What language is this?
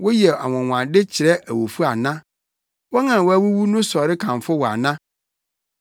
Akan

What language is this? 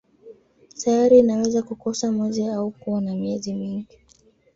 Swahili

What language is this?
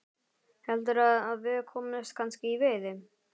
Icelandic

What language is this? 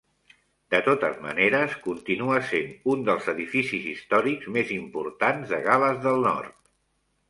Catalan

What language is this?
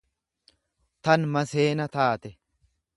Oromo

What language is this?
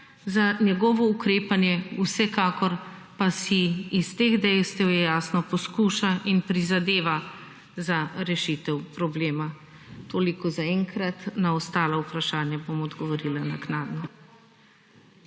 Slovenian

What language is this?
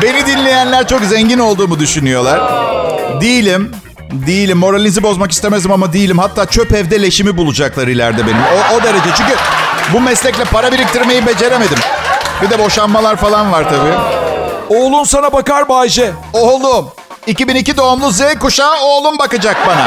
Turkish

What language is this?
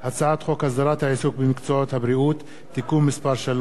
Hebrew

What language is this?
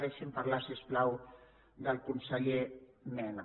Catalan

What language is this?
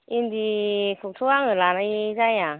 Bodo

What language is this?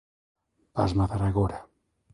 Galician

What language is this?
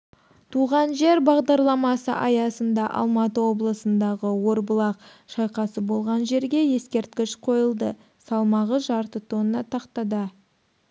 Kazakh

